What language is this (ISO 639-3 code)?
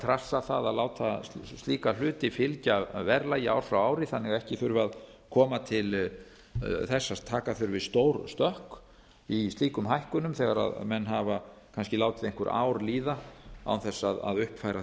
isl